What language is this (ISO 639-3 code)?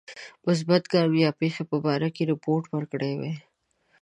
pus